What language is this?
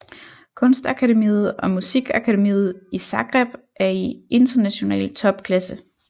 Danish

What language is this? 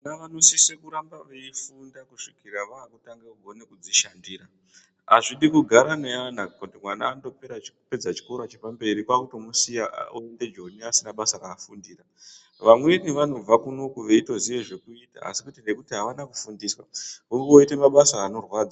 Ndau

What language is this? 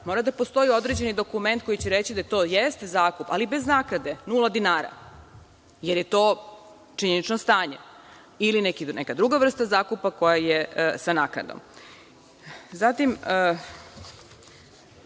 Serbian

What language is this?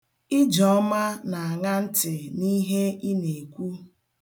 Igbo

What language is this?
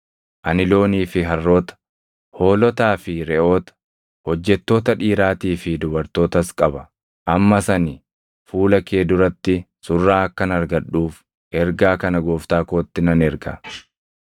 Oromo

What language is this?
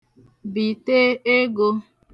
Igbo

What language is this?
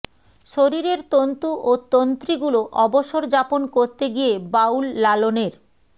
Bangla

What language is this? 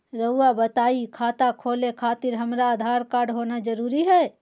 Magahi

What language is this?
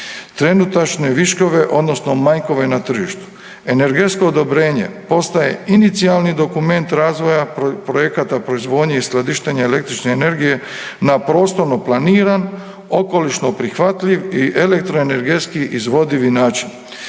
Croatian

